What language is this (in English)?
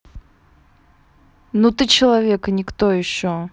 Russian